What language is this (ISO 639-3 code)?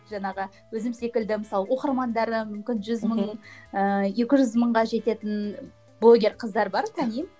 kaz